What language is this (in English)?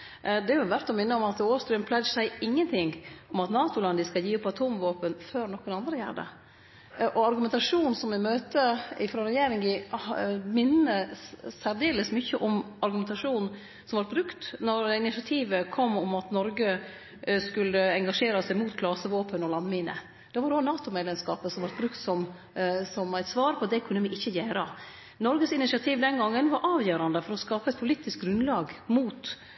Norwegian Nynorsk